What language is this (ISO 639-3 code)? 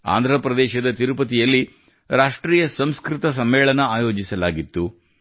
kan